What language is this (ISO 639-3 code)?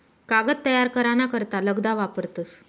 mar